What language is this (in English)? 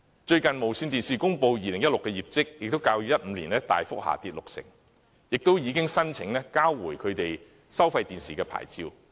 Cantonese